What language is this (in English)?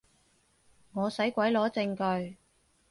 Cantonese